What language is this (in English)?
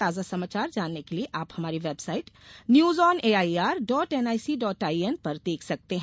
Hindi